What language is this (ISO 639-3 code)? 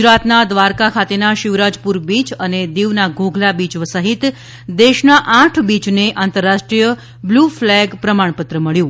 guj